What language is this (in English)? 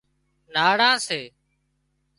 Wadiyara Koli